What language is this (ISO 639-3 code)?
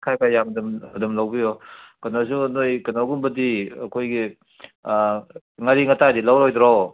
mni